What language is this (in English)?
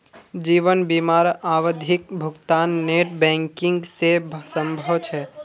Magahi